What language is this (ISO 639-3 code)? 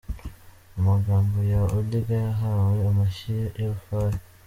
kin